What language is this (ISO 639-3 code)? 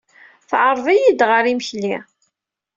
kab